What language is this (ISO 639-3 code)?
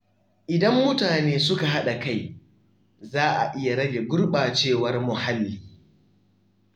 hau